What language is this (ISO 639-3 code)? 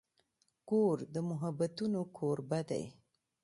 pus